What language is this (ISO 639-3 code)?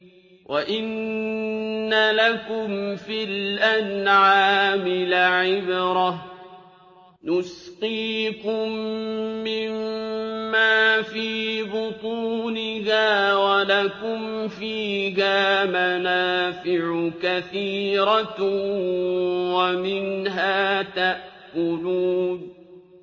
ara